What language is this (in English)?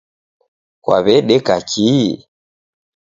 Taita